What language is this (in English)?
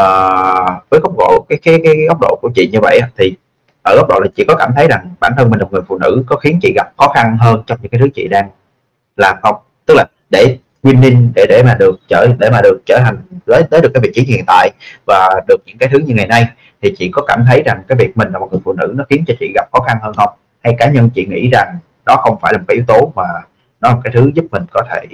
Vietnamese